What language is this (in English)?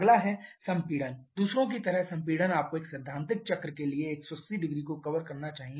Hindi